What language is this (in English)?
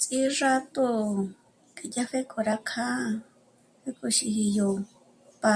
Michoacán Mazahua